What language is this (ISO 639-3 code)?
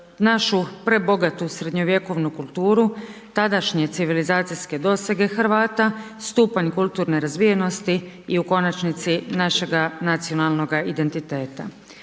hrv